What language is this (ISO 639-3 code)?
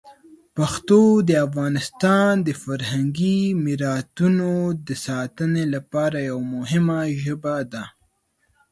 pus